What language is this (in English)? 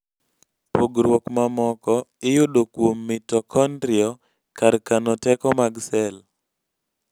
Luo (Kenya and Tanzania)